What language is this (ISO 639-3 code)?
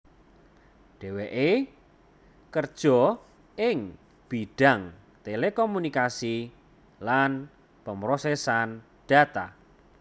jav